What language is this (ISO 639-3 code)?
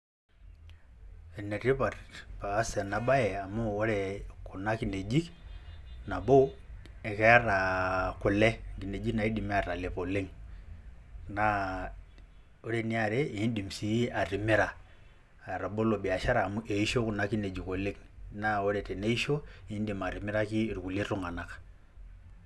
mas